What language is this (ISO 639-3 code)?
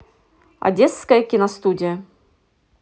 rus